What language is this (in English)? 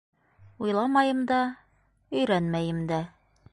Bashkir